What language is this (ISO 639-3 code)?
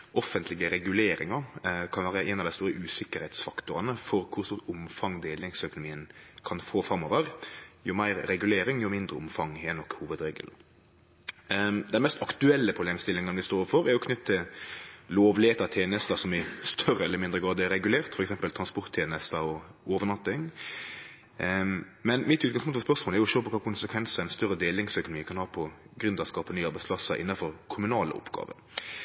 nno